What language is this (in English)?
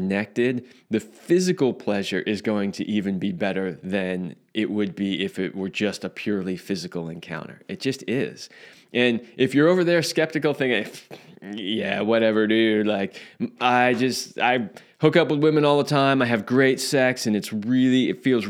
English